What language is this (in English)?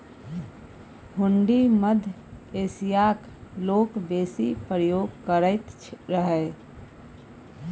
Maithili